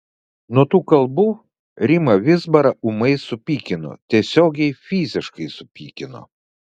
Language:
Lithuanian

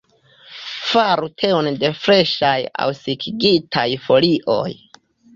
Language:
Esperanto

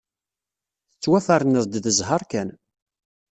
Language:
Kabyle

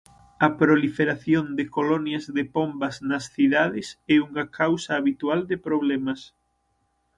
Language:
Galician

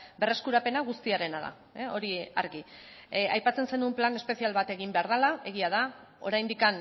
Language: Basque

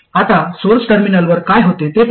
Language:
Marathi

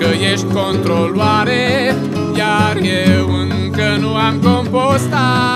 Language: Romanian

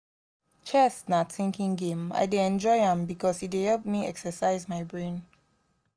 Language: Nigerian Pidgin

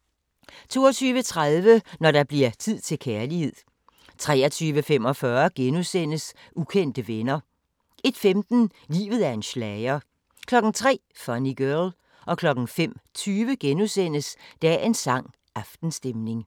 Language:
Danish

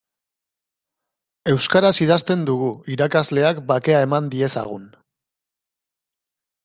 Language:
Basque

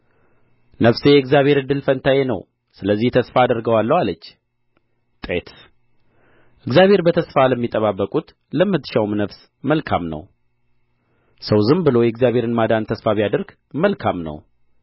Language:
Amharic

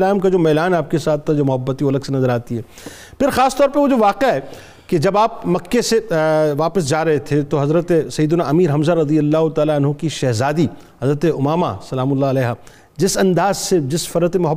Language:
Urdu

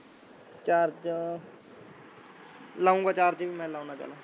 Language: Punjabi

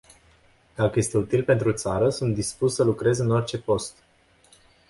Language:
Romanian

